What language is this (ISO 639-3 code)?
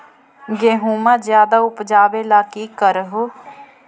mag